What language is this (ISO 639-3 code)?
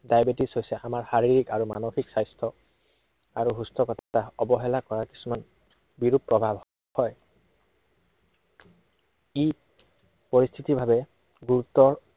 asm